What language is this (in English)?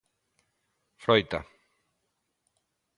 Galician